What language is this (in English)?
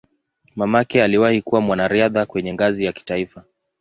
Swahili